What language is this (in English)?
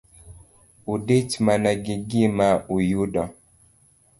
Luo (Kenya and Tanzania)